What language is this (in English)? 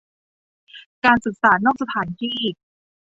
Thai